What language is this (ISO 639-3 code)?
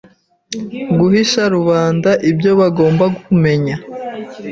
kin